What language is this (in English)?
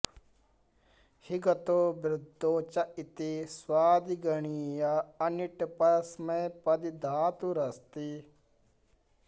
Sanskrit